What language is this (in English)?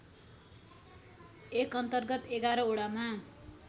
Nepali